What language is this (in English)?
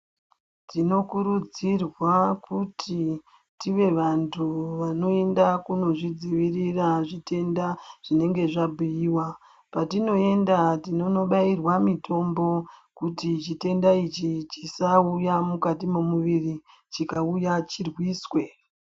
Ndau